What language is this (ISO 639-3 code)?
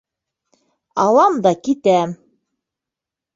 bak